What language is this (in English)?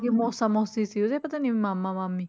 Punjabi